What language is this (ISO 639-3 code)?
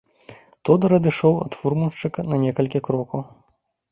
bel